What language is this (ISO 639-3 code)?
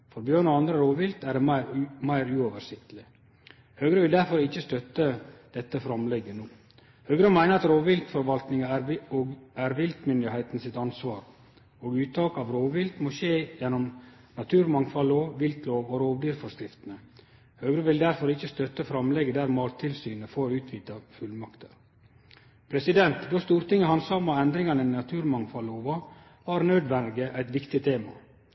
nno